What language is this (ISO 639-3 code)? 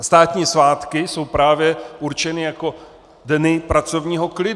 ces